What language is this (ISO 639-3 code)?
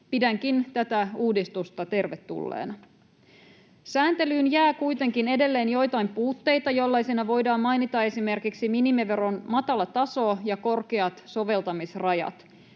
fin